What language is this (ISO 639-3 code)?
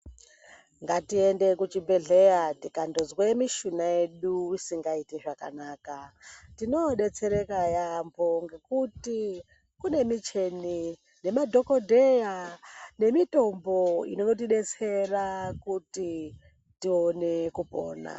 ndc